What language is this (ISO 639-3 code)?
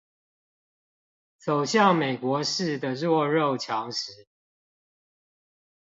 zho